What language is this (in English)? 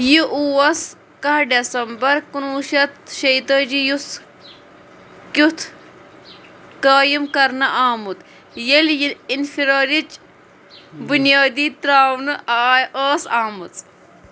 Kashmiri